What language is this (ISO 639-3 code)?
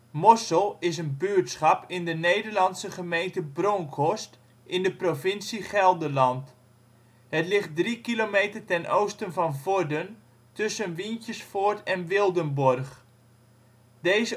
nld